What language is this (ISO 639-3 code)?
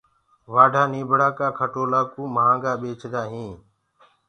ggg